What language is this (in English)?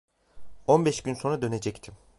Turkish